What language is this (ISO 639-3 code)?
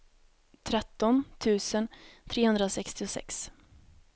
swe